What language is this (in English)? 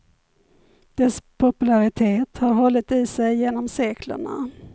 Swedish